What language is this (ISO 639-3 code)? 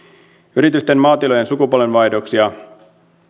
fin